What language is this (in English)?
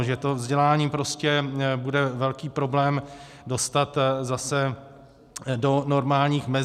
Czech